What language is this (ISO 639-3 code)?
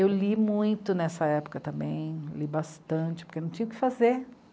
por